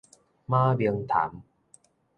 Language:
Min Nan Chinese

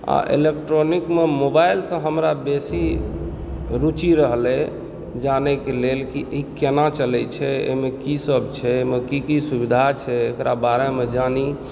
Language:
Maithili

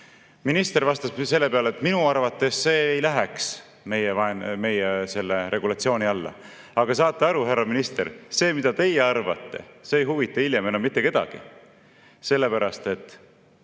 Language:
Estonian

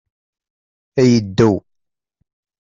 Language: Kabyle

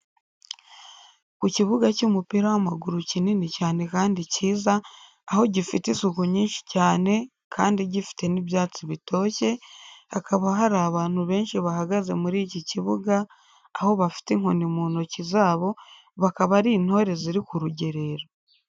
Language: Kinyarwanda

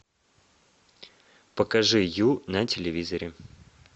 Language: Russian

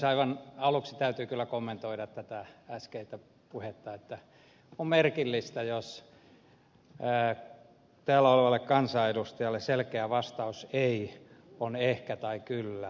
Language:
Finnish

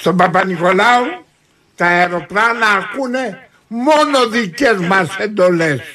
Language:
Greek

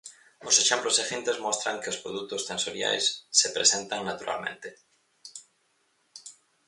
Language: Galician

